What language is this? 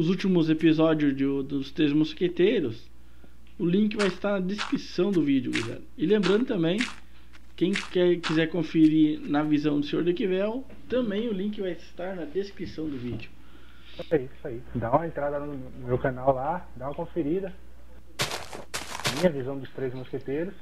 Portuguese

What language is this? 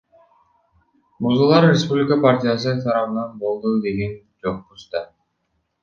Kyrgyz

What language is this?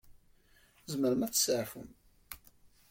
Kabyle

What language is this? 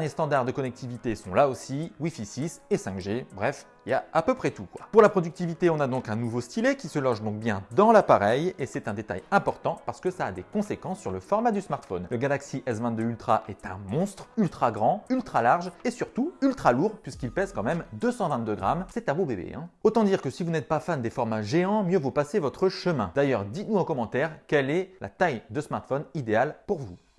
French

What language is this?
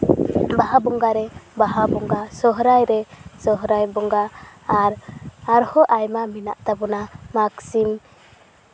Santali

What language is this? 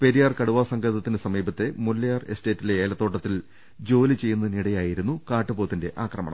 Malayalam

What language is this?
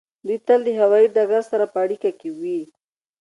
Pashto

